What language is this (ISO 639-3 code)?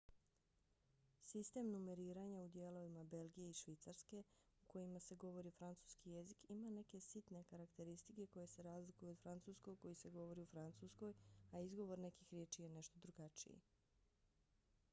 bos